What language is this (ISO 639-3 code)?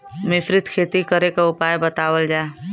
bho